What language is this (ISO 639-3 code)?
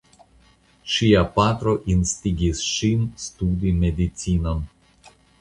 epo